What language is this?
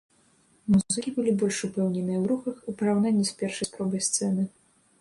Belarusian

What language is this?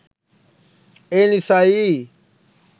Sinhala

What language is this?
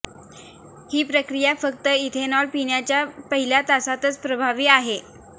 Marathi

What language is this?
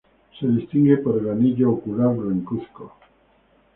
Spanish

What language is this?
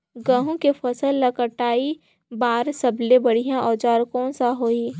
Chhattisgarhi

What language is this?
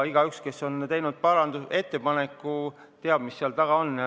Estonian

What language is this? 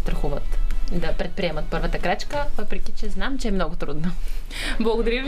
Bulgarian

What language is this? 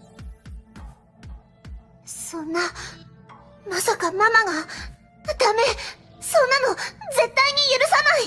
Japanese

